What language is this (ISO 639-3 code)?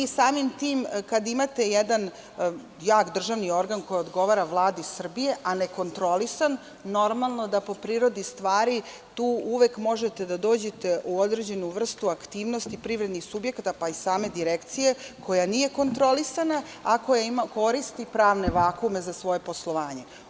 srp